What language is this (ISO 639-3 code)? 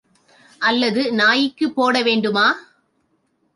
tam